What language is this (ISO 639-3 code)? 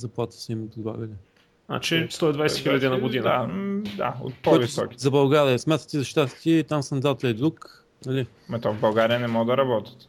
bul